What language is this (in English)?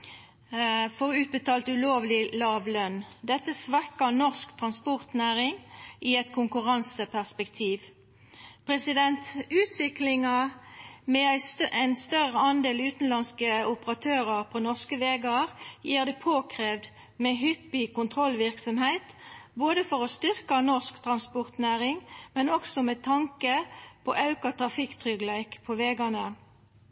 Norwegian Nynorsk